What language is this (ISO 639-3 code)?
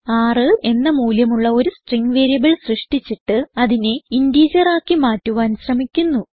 mal